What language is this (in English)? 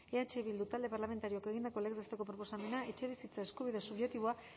Basque